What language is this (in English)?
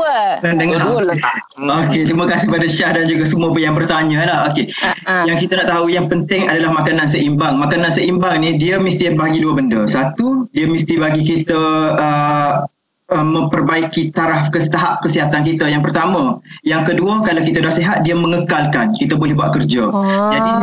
Malay